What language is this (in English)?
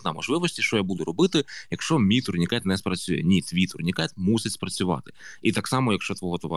Ukrainian